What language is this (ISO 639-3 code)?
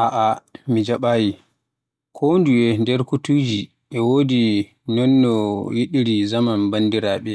fuh